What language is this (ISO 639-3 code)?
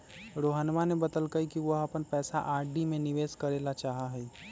mag